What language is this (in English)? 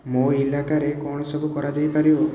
Odia